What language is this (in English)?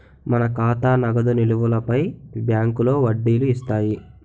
Telugu